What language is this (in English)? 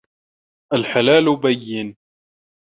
Arabic